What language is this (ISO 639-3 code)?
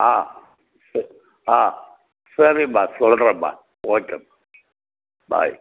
tam